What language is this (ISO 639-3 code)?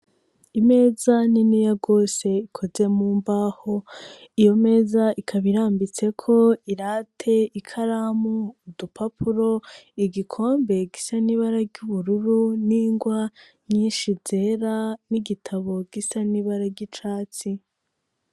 run